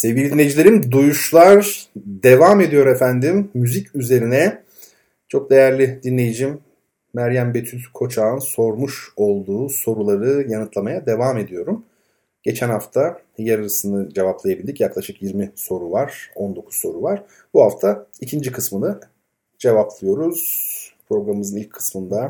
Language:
Turkish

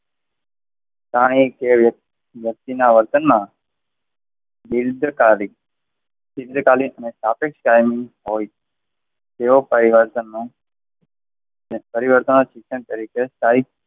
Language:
Gujarati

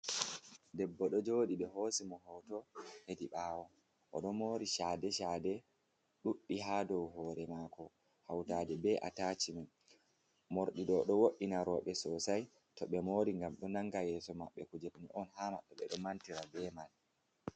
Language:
Fula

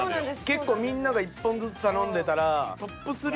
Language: Japanese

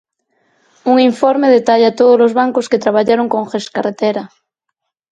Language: Galician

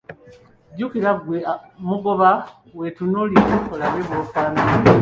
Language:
Ganda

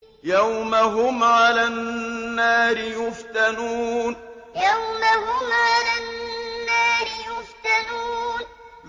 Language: Arabic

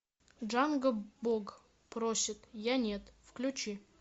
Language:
Russian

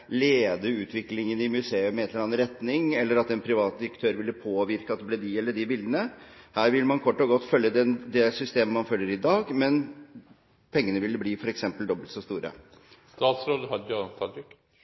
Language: Norwegian Bokmål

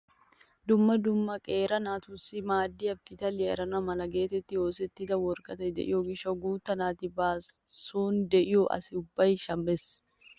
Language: Wolaytta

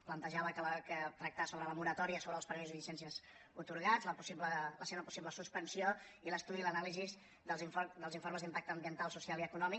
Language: Catalan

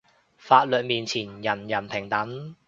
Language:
Cantonese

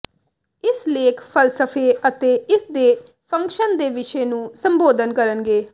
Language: Punjabi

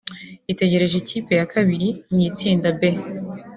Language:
Kinyarwanda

